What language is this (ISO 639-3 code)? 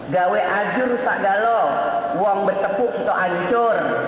ind